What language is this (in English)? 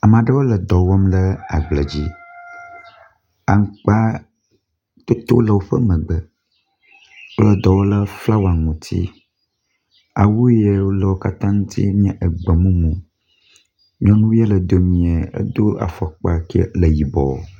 Ewe